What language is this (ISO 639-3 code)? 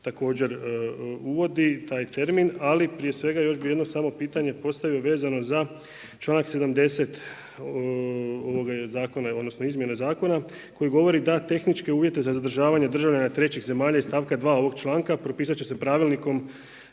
hrv